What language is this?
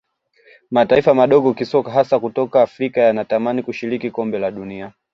Swahili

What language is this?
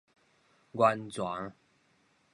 Min Nan Chinese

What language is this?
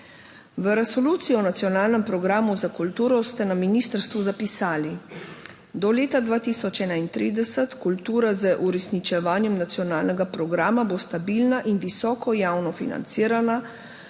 Slovenian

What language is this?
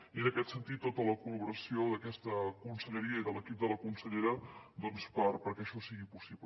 Catalan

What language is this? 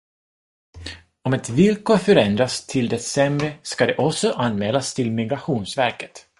Swedish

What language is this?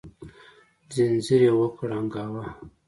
Pashto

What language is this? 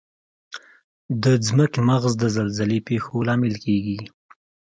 Pashto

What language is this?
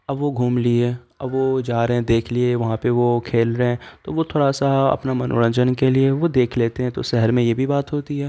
Urdu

